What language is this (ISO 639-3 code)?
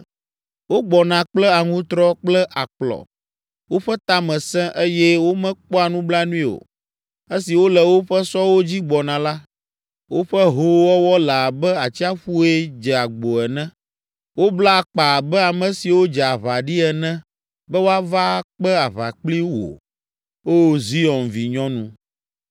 ewe